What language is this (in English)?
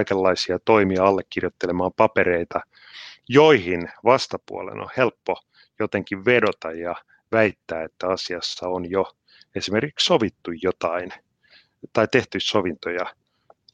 Finnish